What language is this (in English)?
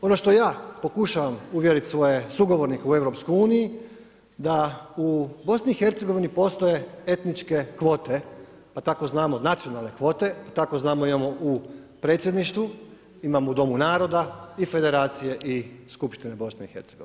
Croatian